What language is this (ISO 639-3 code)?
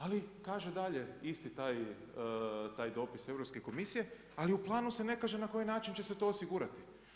hrv